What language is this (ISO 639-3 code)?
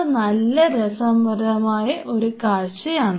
mal